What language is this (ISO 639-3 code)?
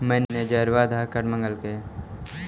mag